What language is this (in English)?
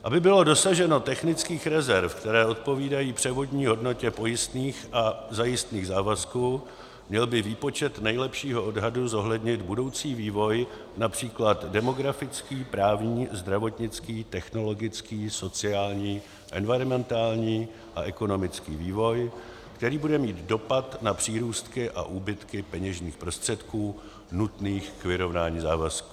Czech